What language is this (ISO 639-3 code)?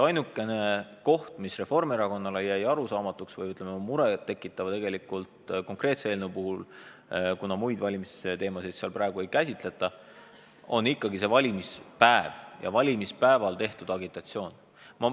est